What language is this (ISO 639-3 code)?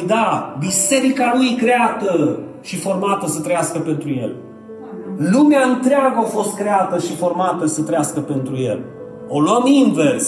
ron